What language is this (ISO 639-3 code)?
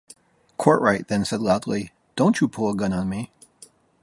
eng